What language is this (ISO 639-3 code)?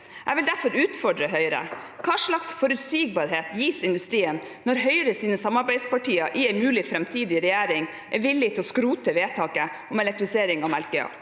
nor